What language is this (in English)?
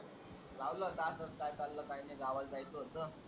Marathi